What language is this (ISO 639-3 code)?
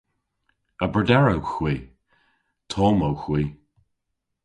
cor